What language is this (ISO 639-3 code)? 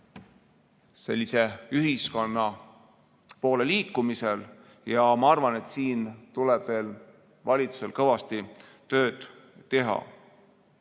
est